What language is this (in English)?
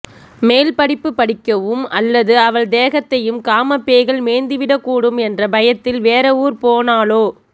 Tamil